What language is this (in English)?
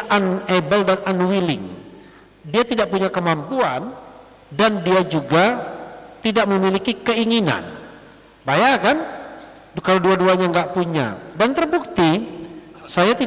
Indonesian